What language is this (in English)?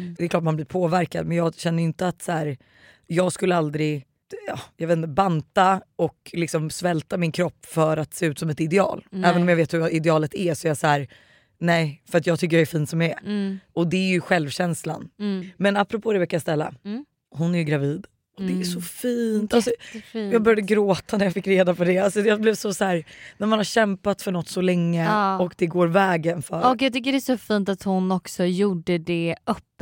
Swedish